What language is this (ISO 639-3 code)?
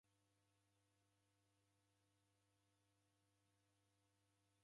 dav